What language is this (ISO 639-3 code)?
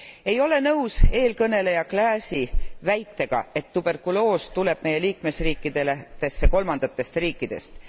est